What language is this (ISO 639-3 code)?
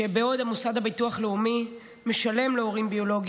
heb